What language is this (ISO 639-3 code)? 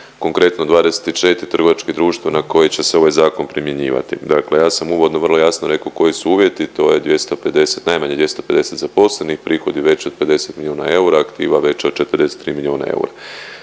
hrv